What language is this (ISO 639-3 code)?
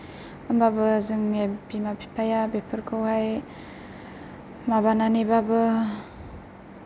brx